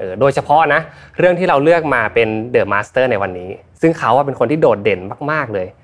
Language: Thai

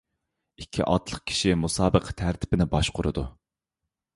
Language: Uyghur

